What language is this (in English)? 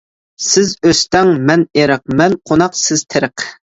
Uyghur